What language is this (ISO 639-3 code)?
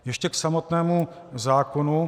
ces